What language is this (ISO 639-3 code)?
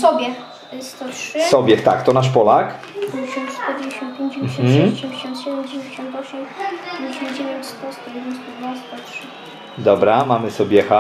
pol